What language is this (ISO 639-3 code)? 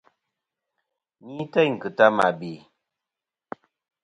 bkm